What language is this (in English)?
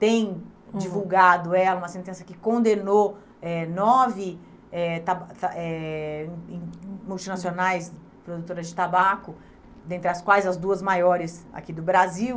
Portuguese